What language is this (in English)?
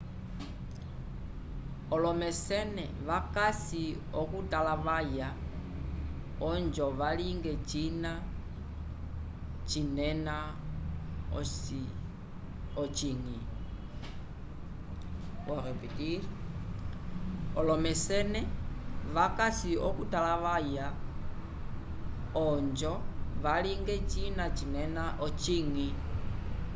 Umbundu